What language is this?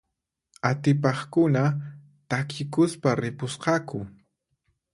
Puno Quechua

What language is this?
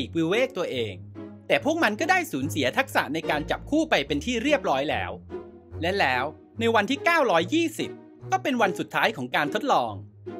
Thai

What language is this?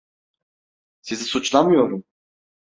Turkish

